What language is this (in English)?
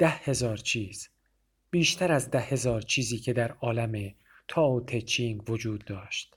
Persian